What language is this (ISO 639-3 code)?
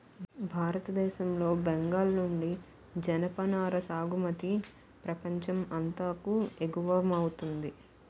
tel